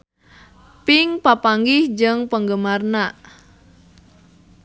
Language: Sundanese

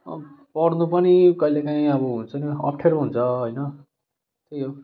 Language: Nepali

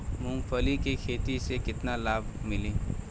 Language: Bhojpuri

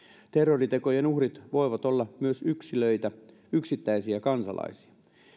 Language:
Finnish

